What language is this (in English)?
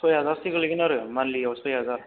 Bodo